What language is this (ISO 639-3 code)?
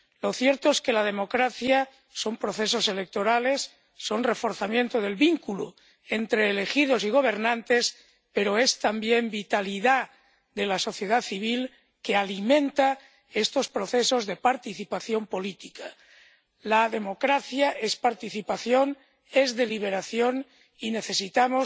spa